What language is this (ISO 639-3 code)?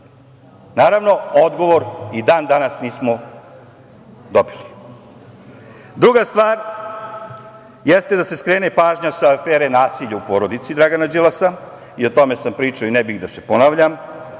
srp